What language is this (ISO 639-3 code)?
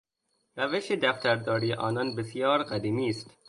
fas